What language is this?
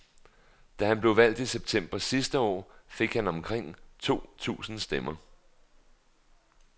Danish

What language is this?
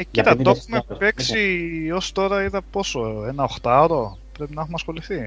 Greek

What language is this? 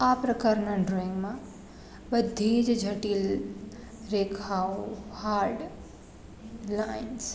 Gujarati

